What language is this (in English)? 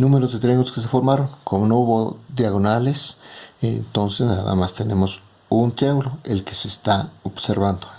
Spanish